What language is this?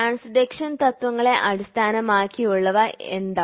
Malayalam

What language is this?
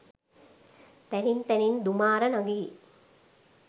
Sinhala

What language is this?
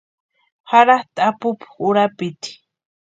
Western Highland Purepecha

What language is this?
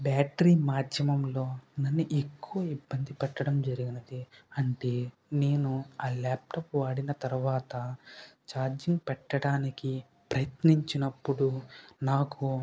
Telugu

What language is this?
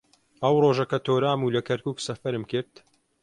Central Kurdish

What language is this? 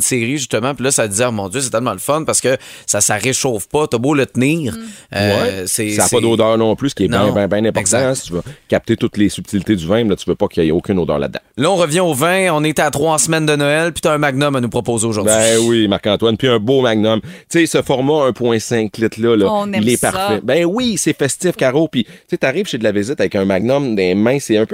French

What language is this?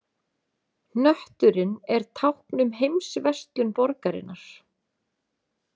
Icelandic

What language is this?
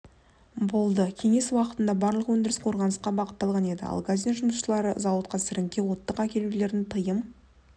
Kazakh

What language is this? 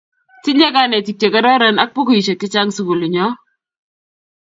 Kalenjin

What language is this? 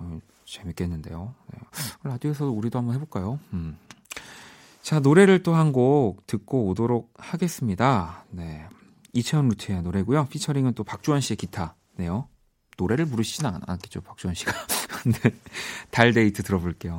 Korean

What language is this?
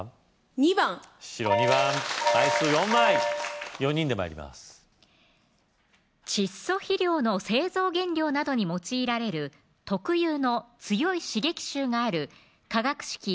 Japanese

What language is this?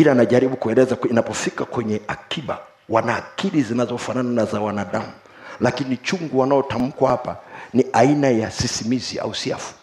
Swahili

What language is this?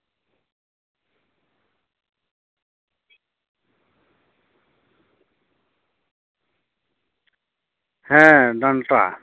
Santali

